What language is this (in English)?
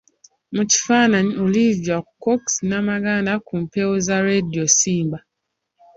Ganda